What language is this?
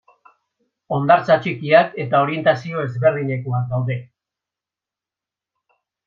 Basque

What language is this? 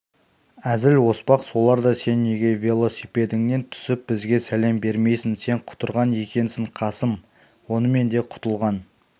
Kazakh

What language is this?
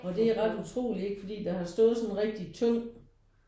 Danish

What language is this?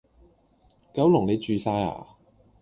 Cantonese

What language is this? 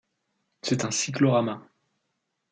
French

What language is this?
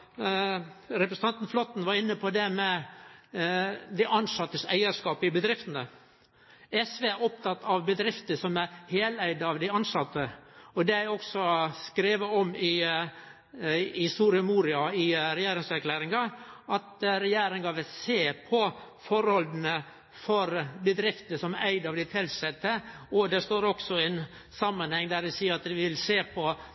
Norwegian Nynorsk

